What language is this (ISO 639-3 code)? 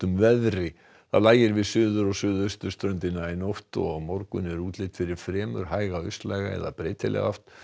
isl